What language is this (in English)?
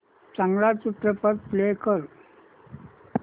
Marathi